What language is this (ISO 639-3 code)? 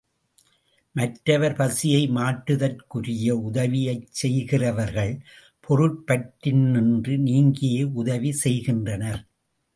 tam